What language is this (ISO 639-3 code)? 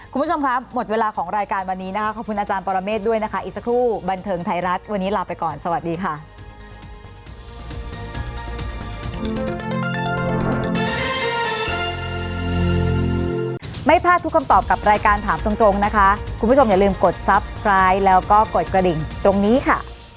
tha